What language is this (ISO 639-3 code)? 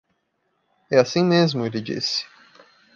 por